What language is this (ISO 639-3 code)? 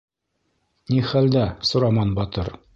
bak